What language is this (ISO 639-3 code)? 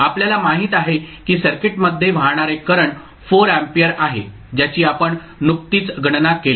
mar